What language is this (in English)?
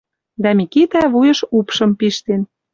Western Mari